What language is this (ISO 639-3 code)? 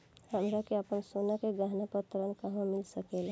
bho